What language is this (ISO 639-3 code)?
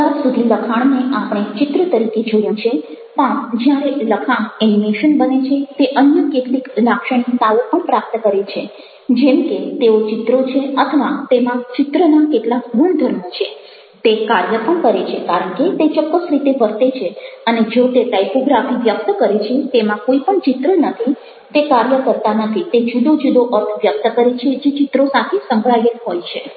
guj